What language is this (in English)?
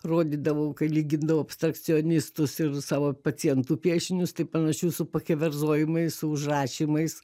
Lithuanian